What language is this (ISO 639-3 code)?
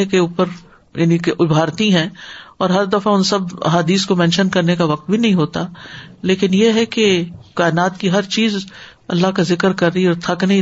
urd